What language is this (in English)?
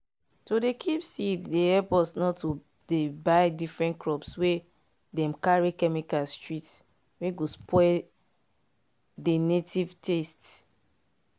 Nigerian Pidgin